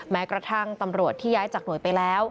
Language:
Thai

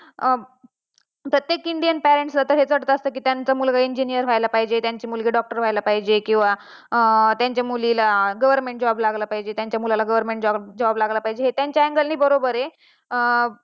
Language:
Marathi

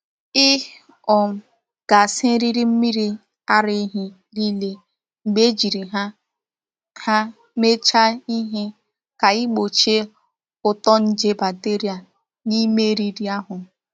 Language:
Igbo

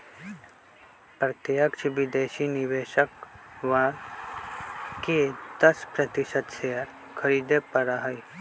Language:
Magahi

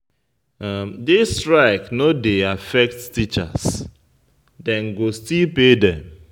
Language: Nigerian Pidgin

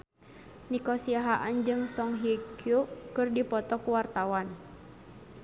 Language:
Sundanese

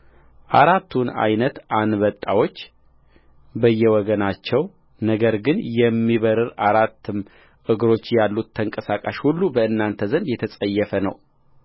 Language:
Amharic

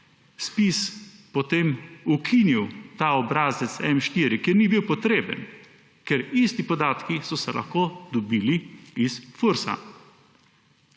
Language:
Slovenian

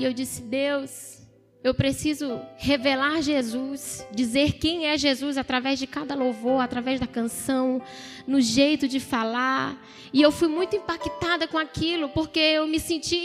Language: Portuguese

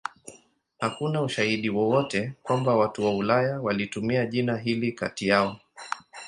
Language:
Swahili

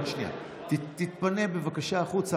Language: Hebrew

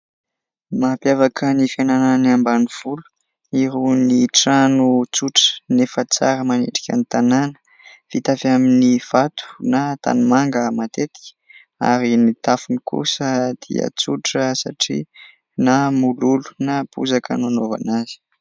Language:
Malagasy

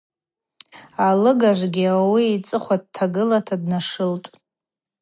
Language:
Abaza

